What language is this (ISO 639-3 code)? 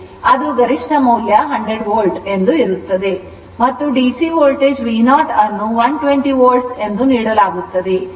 kan